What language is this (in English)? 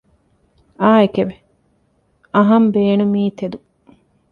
Divehi